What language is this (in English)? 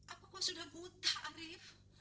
Indonesian